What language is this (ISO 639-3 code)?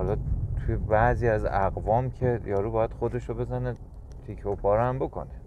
fas